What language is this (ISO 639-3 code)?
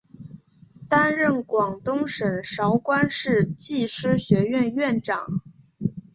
zho